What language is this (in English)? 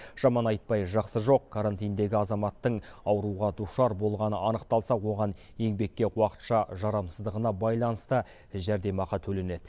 Kazakh